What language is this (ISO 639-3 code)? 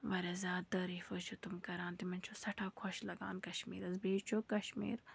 kas